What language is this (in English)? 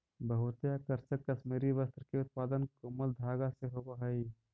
Magahi